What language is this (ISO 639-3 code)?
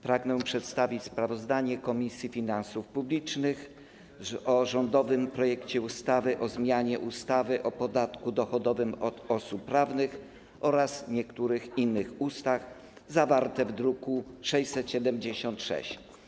pol